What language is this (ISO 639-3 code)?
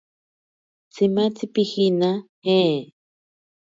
prq